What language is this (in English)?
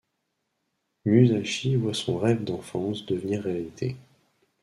French